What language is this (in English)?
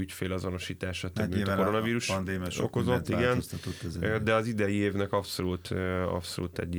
Hungarian